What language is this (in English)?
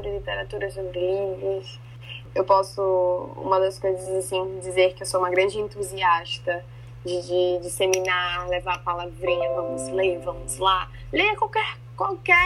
Portuguese